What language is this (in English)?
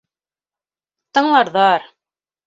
Bashkir